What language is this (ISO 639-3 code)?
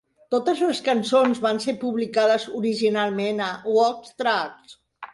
cat